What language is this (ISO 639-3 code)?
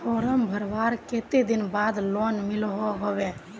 mag